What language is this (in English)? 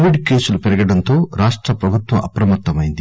Telugu